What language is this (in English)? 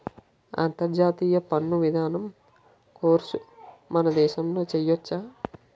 Telugu